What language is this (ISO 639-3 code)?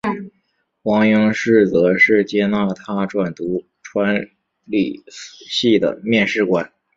zho